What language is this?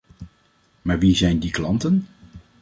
Dutch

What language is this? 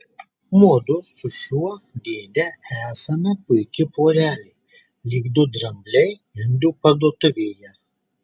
Lithuanian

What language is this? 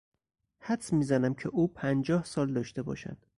Persian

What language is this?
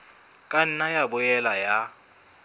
Southern Sotho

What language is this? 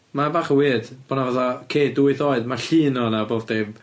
Welsh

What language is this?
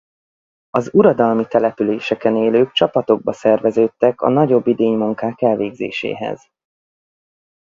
Hungarian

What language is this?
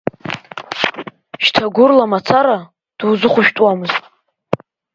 Abkhazian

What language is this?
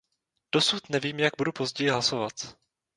Czech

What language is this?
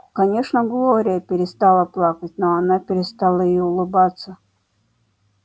Russian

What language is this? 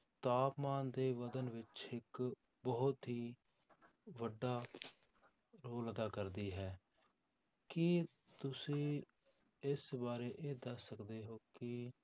Punjabi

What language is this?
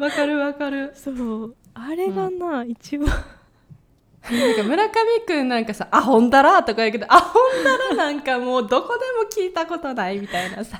Japanese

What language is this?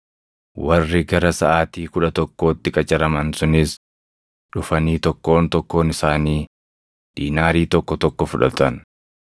Oromo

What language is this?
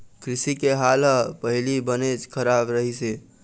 Chhattisgarhi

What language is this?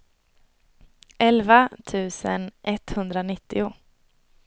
Swedish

